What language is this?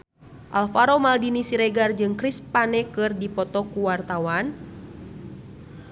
Sundanese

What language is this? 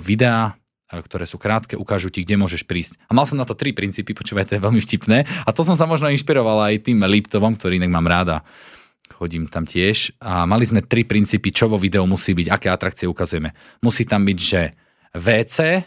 Slovak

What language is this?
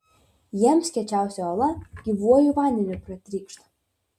Lithuanian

